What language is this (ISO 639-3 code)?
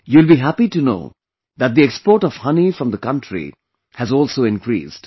eng